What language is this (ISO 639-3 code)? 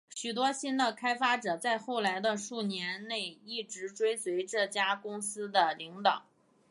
zho